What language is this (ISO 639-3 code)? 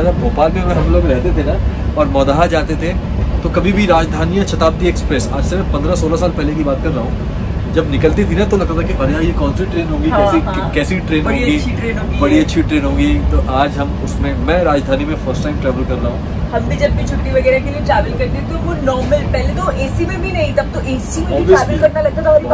hin